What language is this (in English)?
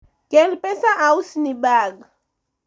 Luo (Kenya and Tanzania)